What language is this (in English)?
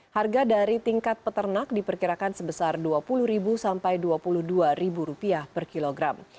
Indonesian